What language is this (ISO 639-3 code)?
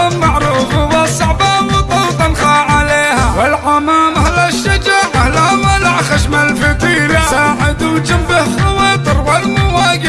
ara